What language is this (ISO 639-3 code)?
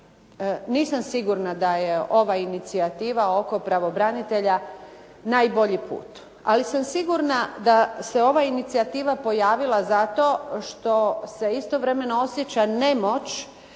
hrv